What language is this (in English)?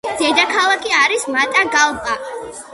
Georgian